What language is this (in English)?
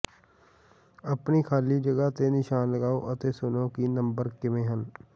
Punjabi